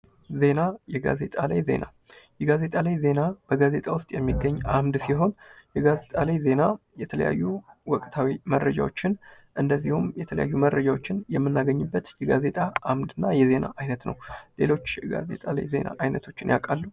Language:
Amharic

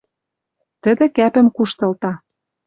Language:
Western Mari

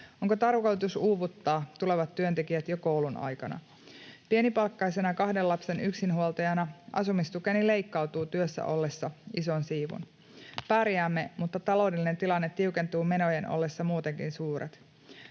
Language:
Finnish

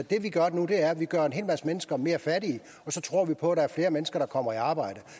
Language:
Danish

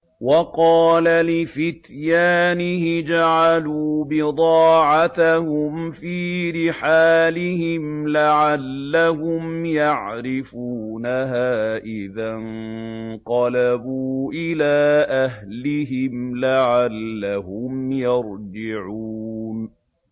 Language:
Arabic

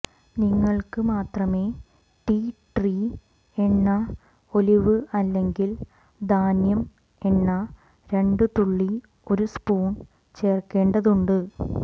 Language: Malayalam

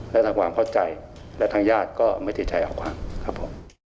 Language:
Thai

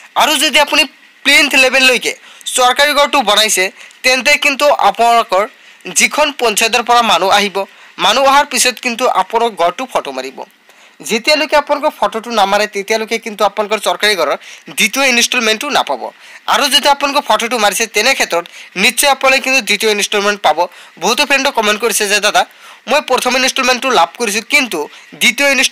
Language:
Hindi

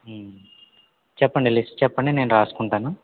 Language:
Telugu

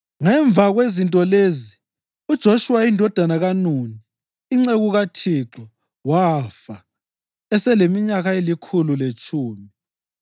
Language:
North Ndebele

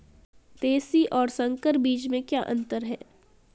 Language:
Hindi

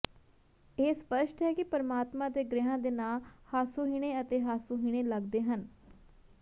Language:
Punjabi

